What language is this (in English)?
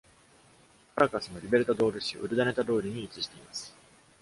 Japanese